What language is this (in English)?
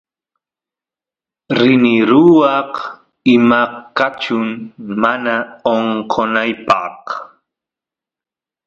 Santiago del Estero Quichua